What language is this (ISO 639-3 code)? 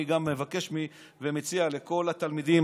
heb